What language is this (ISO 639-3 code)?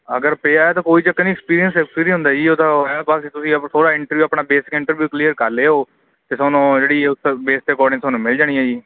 pan